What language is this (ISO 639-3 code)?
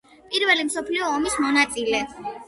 kat